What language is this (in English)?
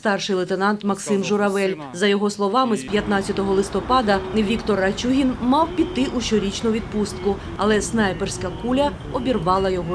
Ukrainian